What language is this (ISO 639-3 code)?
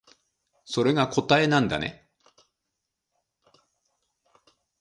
jpn